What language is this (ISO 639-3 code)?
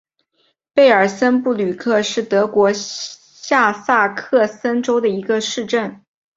zho